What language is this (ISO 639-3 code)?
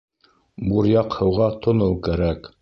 bak